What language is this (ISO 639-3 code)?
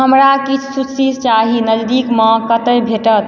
mai